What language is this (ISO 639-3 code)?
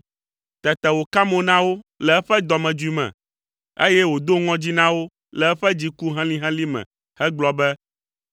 ewe